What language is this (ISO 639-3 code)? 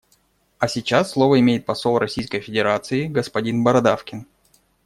rus